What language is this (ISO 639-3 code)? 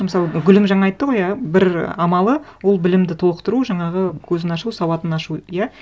kaz